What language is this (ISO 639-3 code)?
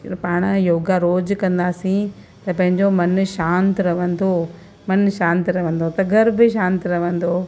snd